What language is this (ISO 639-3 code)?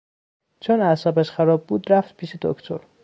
fas